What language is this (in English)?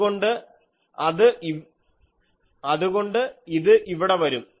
Malayalam